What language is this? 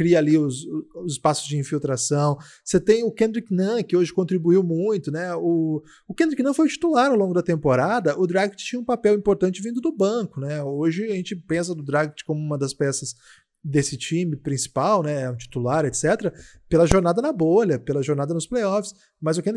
Portuguese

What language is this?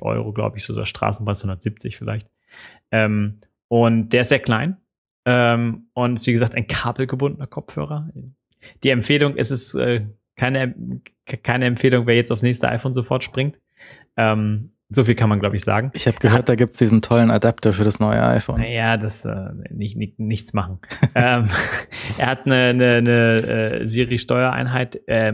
German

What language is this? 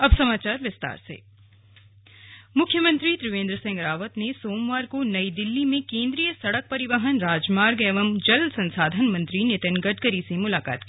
Hindi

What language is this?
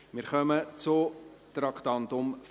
Swiss German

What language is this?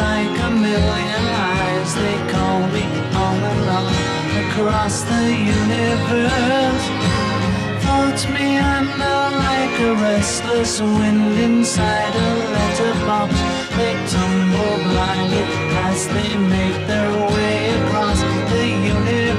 Dutch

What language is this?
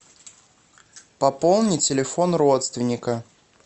Russian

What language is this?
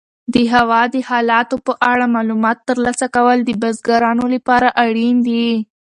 Pashto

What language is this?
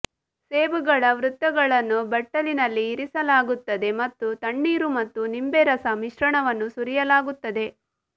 Kannada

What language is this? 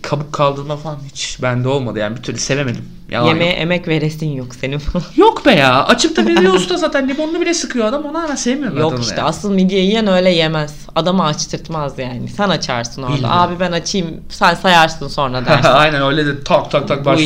Turkish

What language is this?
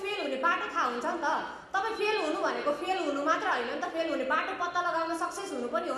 Indonesian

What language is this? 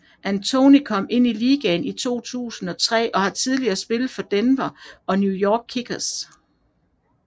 Danish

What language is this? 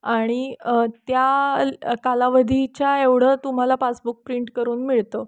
Marathi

